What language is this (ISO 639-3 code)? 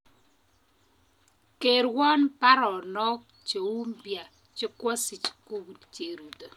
kln